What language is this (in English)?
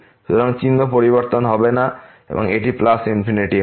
Bangla